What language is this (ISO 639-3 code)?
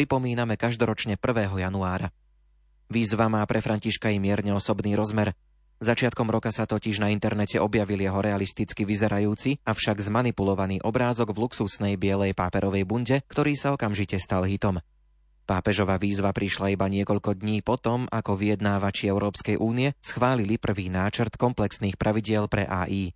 slk